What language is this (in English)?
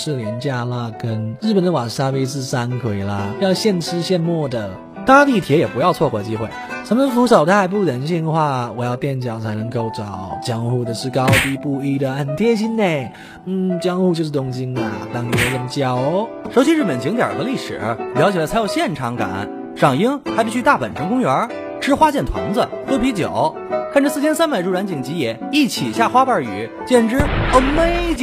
Chinese